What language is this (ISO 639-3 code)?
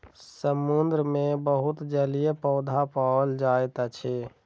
mai